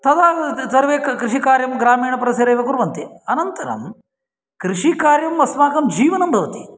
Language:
Sanskrit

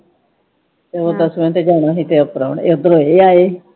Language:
Punjabi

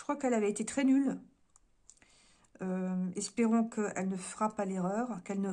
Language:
French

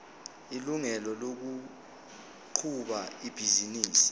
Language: Zulu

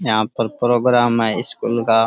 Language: Rajasthani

